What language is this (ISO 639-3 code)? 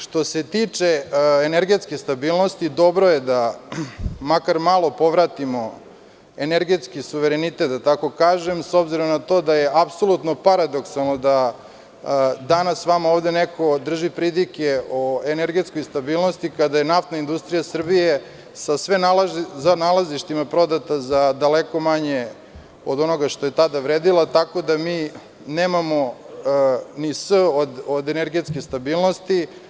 srp